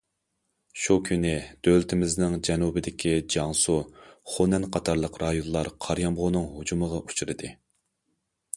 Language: Uyghur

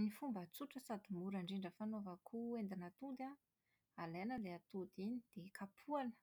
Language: Malagasy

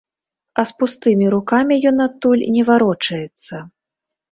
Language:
Belarusian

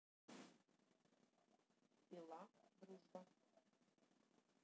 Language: Russian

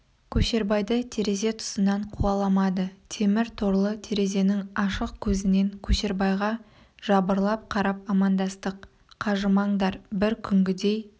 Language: Kazakh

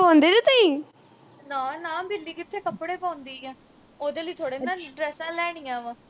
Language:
Punjabi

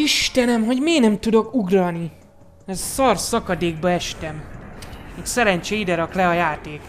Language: Hungarian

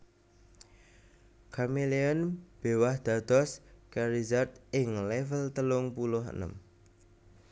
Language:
Javanese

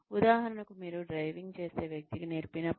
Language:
Telugu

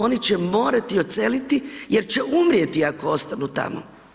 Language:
Croatian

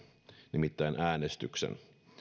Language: Finnish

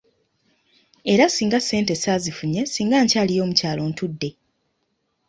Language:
Ganda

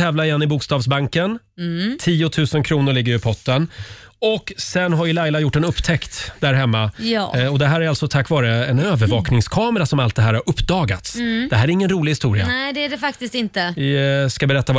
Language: Swedish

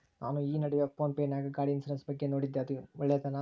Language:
Kannada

